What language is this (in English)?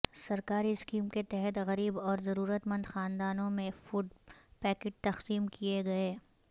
Urdu